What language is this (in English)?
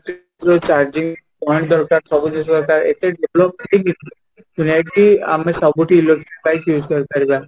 Odia